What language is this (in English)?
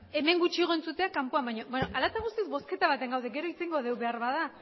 Basque